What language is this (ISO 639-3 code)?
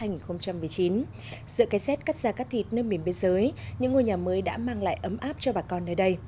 vie